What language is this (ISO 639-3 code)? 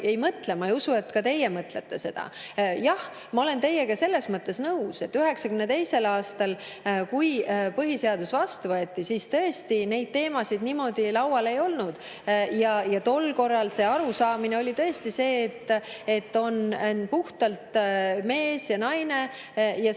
est